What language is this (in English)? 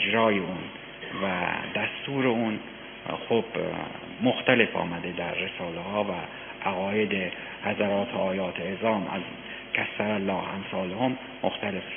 Persian